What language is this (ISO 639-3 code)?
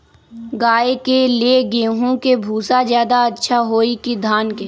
mag